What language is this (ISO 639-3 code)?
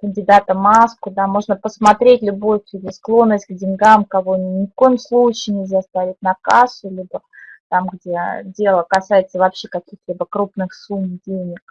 rus